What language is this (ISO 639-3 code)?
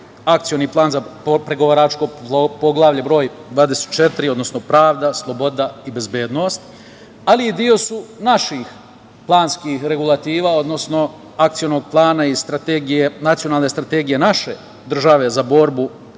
srp